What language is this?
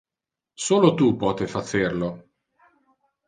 Interlingua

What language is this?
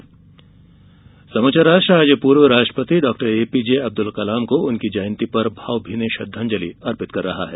Hindi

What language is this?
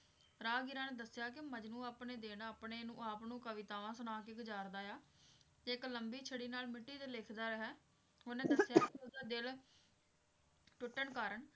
Punjabi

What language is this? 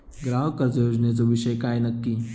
Marathi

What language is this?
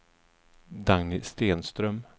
Swedish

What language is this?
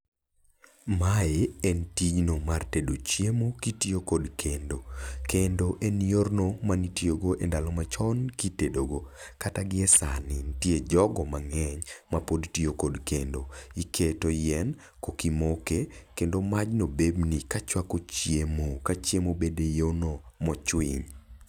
Luo (Kenya and Tanzania)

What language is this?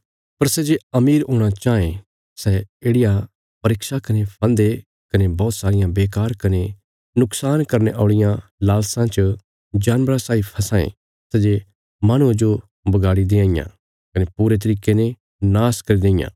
Bilaspuri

